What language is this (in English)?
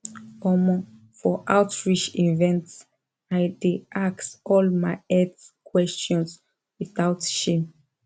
Nigerian Pidgin